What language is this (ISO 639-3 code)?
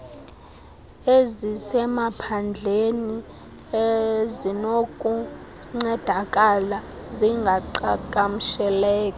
xho